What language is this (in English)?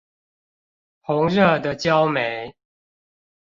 Chinese